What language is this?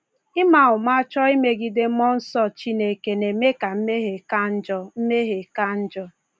Igbo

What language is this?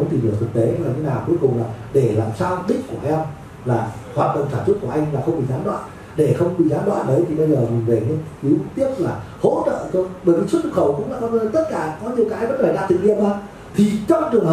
Vietnamese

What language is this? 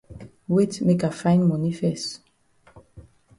Cameroon Pidgin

